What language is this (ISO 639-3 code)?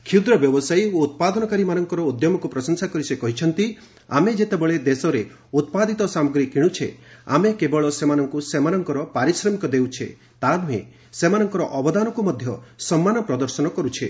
ori